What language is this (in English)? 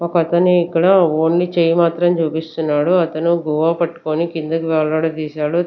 Telugu